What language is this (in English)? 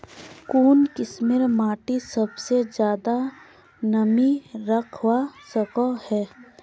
Magahi